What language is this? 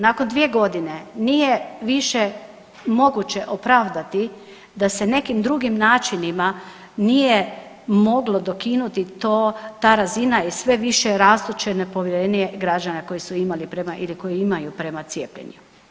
Croatian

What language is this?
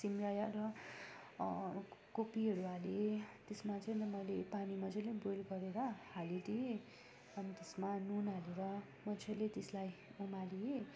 Nepali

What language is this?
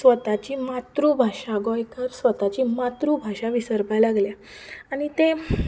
Konkani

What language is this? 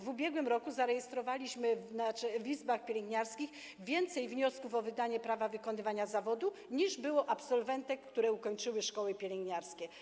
Polish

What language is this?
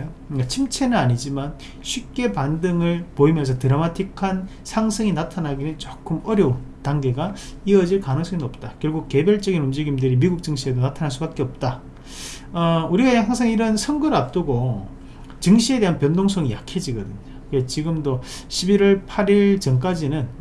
Korean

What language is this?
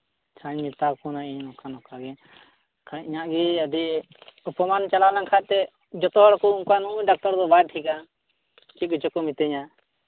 Santali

